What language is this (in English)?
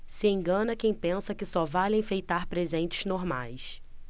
Portuguese